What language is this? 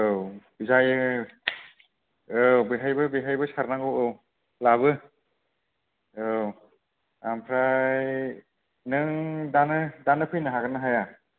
Bodo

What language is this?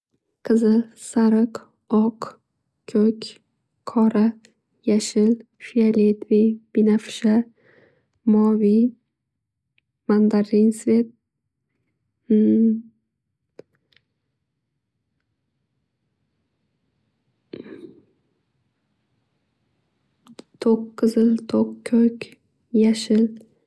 Uzbek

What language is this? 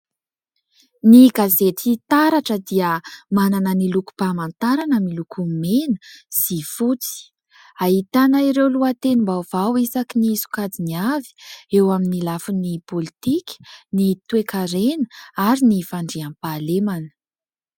Malagasy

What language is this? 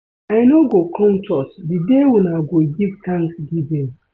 Nigerian Pidgin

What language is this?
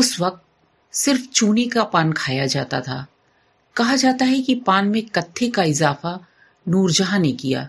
Hindi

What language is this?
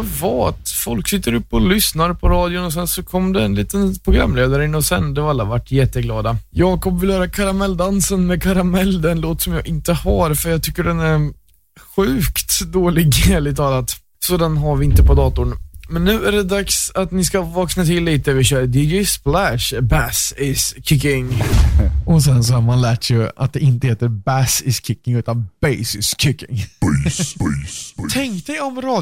Swedish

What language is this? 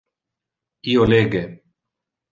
Interlingua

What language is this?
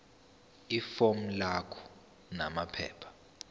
Zulu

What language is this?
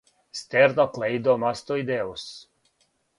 Serbian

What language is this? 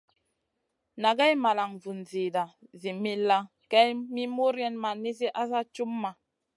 Masana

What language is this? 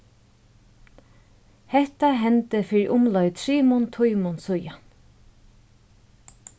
Faroese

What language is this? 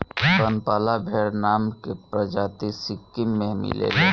Bhojpuri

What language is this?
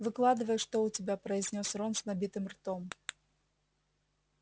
Russian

